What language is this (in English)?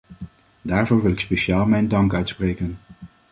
Dutch